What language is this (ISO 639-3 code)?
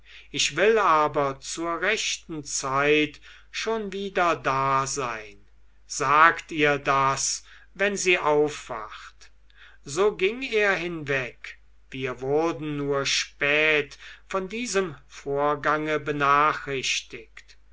deu